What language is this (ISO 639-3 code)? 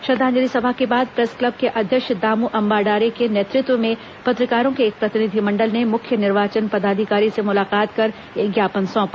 hin